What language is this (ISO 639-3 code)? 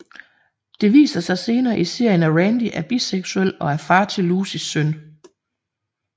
dan